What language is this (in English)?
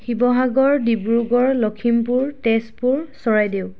Assamese